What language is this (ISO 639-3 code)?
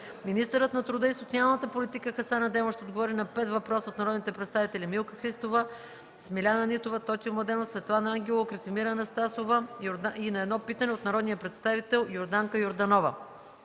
bul